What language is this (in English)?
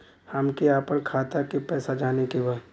Bhojpuri